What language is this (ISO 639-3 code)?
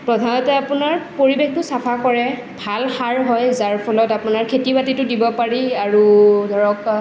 asm